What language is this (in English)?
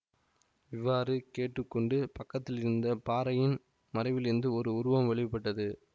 Tamil